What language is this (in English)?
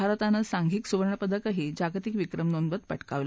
Marathi